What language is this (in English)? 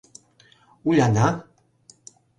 Mari